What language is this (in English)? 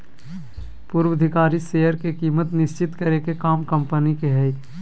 Magahi